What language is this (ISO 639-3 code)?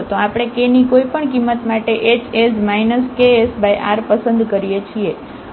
guj